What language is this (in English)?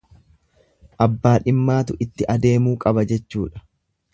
Oromo